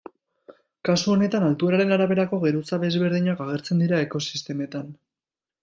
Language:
Basque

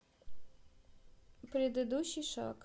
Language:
Russian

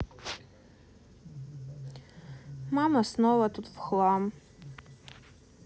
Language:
Russian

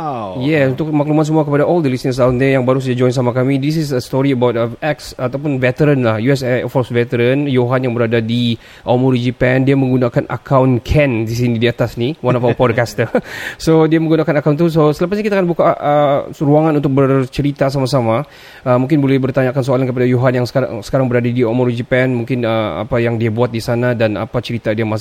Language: Malay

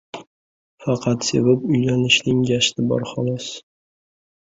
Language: Uzbek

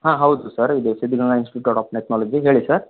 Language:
Kannada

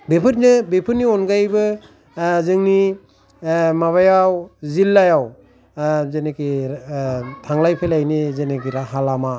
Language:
Bodo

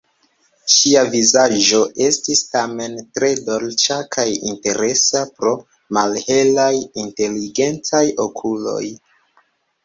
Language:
Esperanto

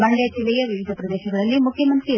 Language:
Kannada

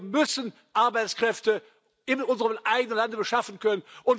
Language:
German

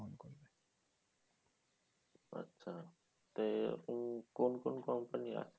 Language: Bangla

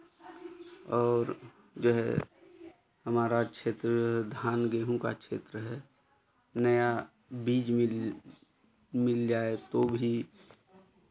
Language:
Hindi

